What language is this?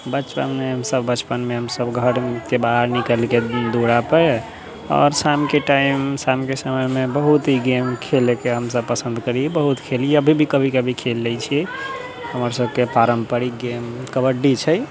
Maithili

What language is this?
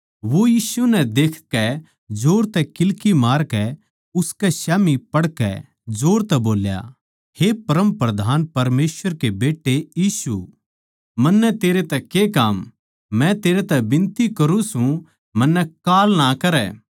Haryanvi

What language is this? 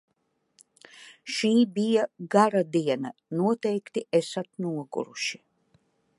Latvian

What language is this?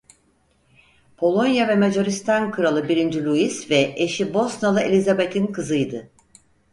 Turkish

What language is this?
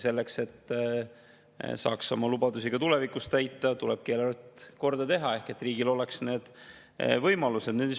Estonian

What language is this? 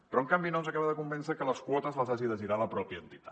Catalan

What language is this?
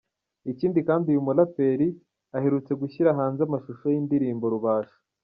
Kinyarwanda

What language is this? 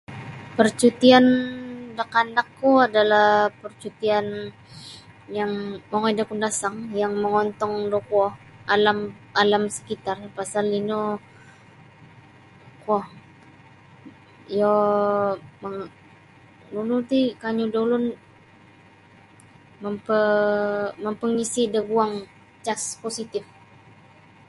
Sabah Bisaya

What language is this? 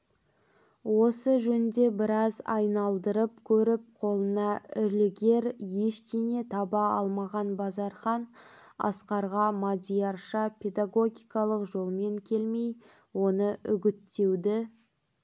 Kazakh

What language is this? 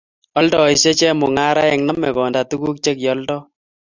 Kalenjin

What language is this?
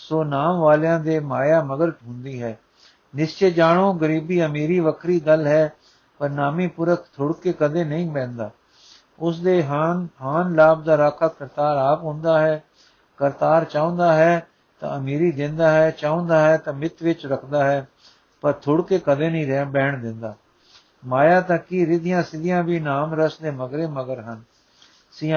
Punjabi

